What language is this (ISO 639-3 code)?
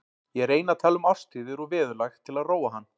isl